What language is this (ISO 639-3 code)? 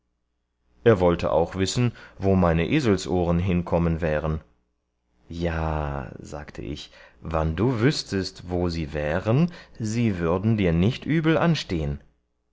deu